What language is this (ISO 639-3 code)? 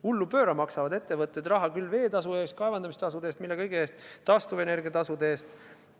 est